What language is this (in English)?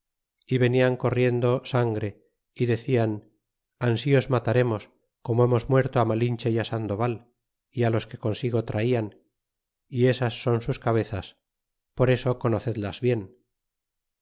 Spanish